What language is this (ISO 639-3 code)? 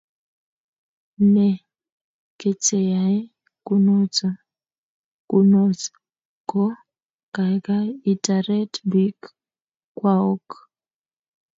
kln